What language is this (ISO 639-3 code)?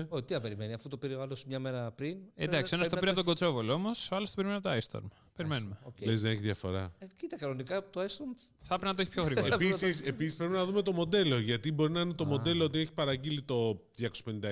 ell